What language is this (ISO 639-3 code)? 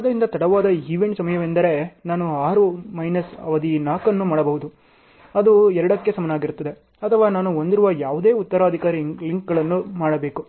kan